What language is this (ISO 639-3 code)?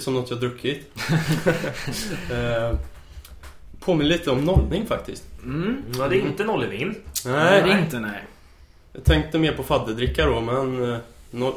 swe